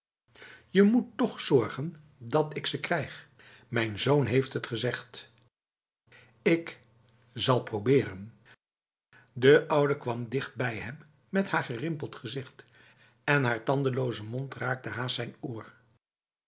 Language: Dutch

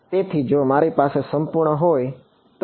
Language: Gujarati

